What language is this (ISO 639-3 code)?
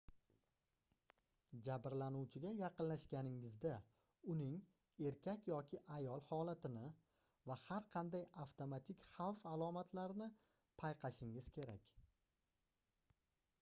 uzb